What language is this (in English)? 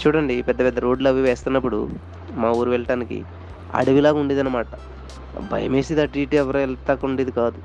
Telugu